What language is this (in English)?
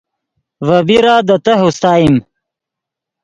Yidgha